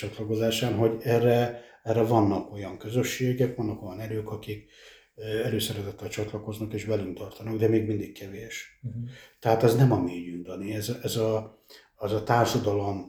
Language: Hungarian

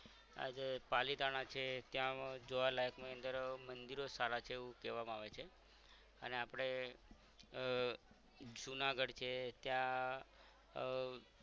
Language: Gujarati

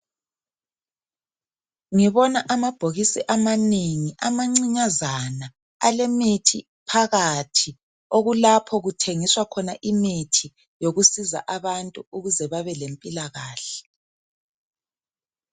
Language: North Ndebele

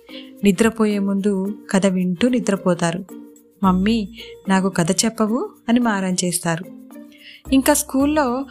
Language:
Telugu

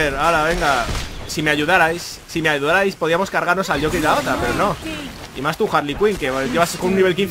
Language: Spanish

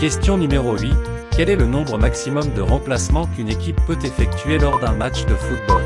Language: French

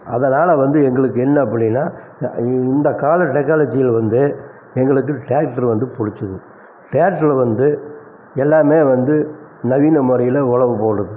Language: Tamil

